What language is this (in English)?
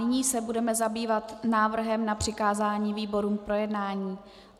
Czech